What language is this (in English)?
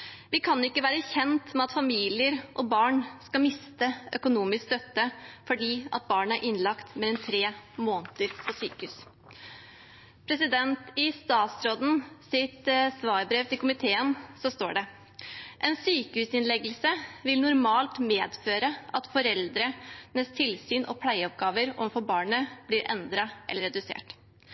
Norwegian Bokmål